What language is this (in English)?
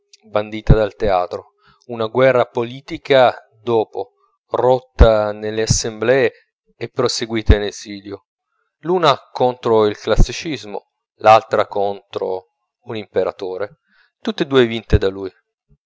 Italian